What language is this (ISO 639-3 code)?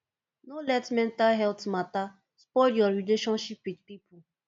pcm